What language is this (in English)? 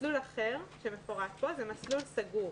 Hebrew